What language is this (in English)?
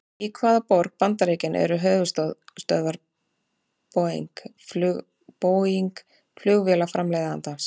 Icelandic